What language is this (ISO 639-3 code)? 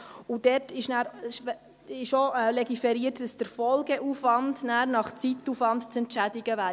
gsw